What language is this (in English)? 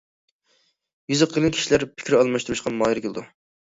Uyghur